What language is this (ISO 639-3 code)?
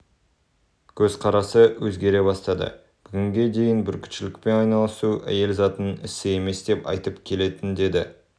kaz